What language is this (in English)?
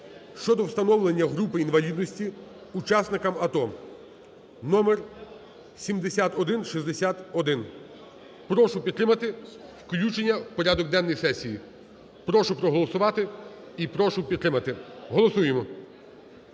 Ukrainian